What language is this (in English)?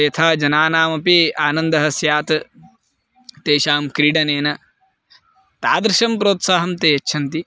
Sanskrit